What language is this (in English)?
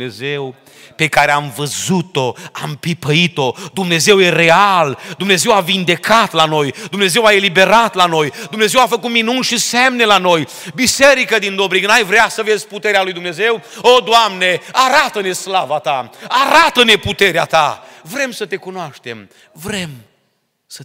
Romanian